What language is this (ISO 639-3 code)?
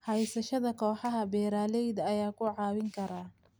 som